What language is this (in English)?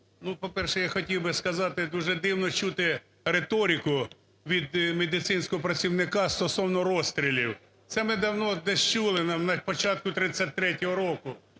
Ukrainian